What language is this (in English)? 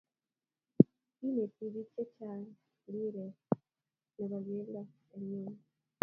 Kalenjin